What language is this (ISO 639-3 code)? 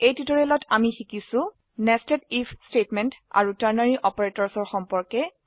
asm